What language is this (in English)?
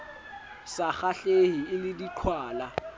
Southern Sotho